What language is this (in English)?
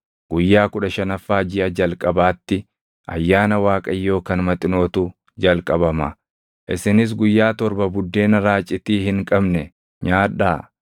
Oromo